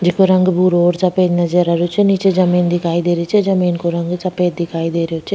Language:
Rajasthani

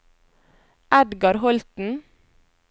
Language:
Norwegian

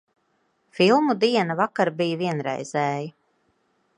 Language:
Latvian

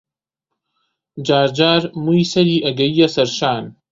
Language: Central Kurdish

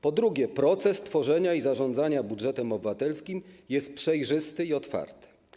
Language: Polish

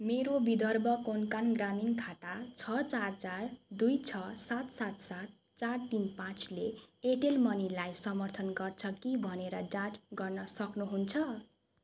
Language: Nepali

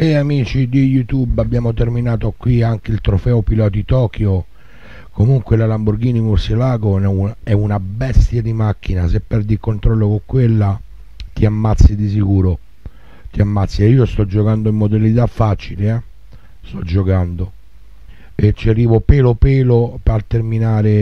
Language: Italian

